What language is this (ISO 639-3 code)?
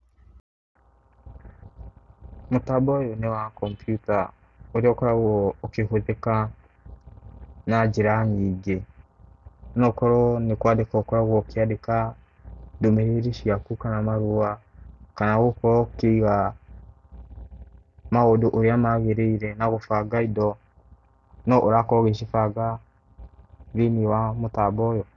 kik